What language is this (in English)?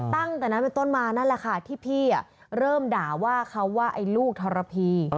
Thai